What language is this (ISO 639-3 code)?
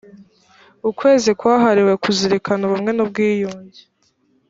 kin